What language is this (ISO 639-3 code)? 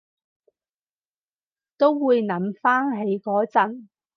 yue